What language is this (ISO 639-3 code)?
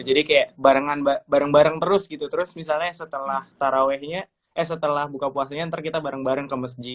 ind